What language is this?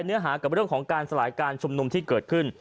Thai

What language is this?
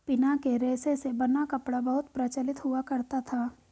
Hindi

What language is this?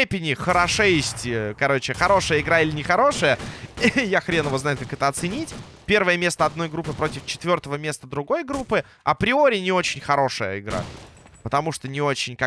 Russian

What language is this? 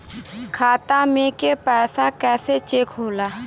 Bhojpuri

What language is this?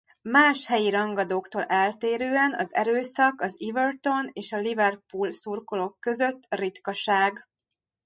Hungarian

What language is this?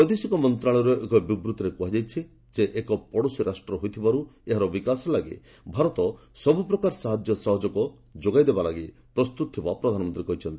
Odia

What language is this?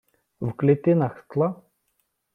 Ukrainian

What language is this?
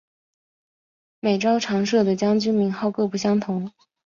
Chinese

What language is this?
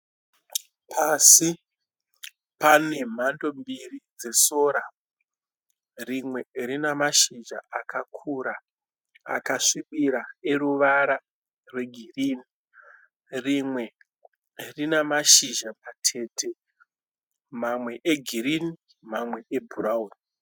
Shona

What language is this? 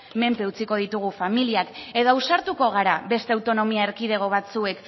Basque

